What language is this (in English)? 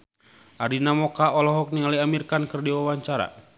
Sundanese